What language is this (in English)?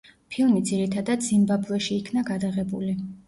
Georgian